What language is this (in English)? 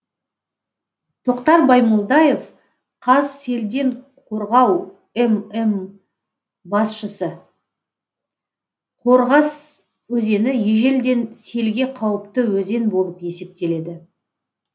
Kazakh